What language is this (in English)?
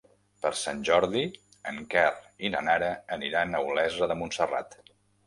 Catalan